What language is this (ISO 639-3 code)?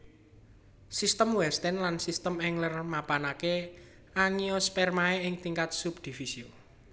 jav